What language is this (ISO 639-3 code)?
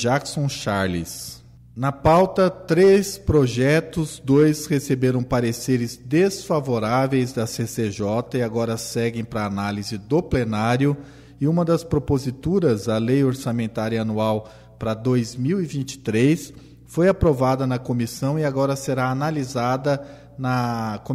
por